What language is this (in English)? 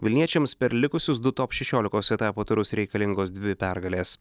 Lithuanian